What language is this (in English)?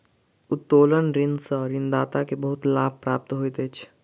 Maithili